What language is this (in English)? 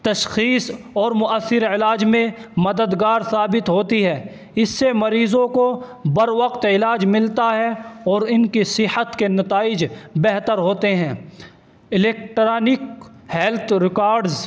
Urdu